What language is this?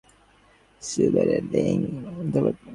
Bangla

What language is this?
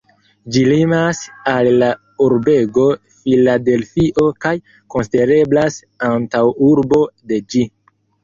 Esperanto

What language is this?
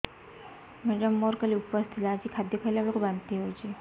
Odia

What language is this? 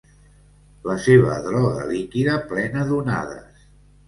Catalan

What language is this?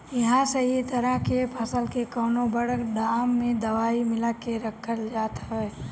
Bhojpuri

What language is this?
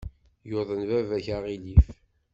Kabyle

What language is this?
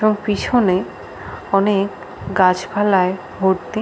Bangla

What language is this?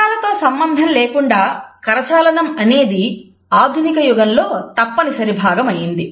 Telugu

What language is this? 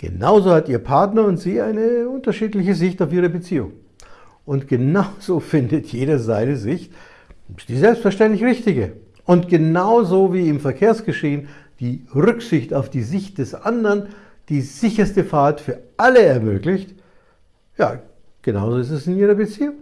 German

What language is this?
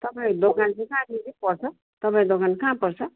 Nepali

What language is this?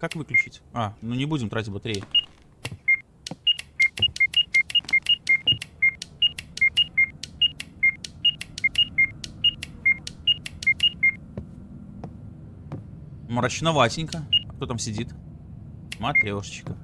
Russian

